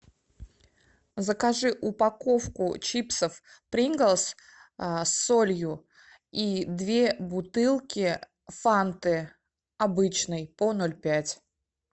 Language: Russian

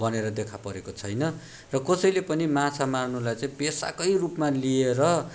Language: Nepali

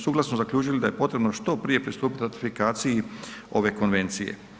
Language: Croatian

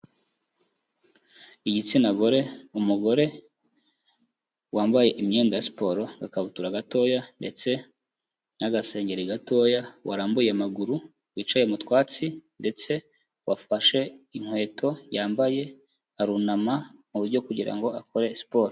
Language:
Kinyarwanda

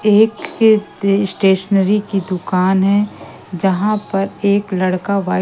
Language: Hindi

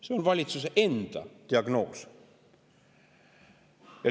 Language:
Estonian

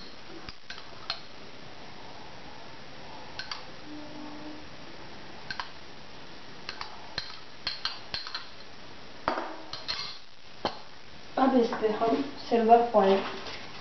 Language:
Hindi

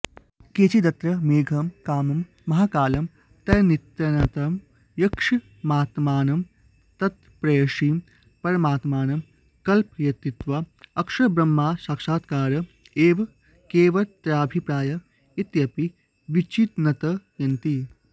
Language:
Sanskrit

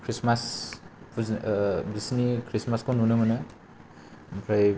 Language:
Bodo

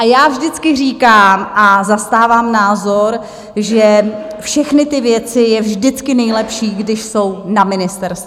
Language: Czech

